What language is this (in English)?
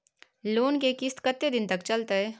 Maithili